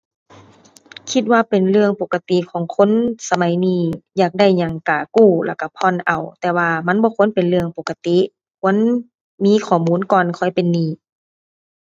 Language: Thai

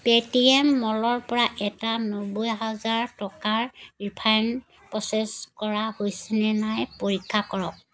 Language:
Assamese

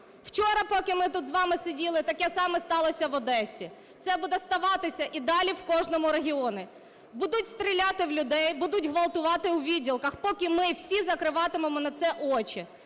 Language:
Ukrainian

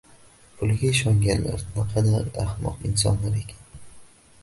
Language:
Uzbek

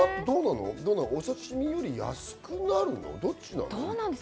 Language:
Japanese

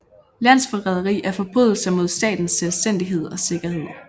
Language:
Danish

